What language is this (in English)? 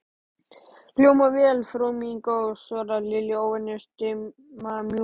Icelandic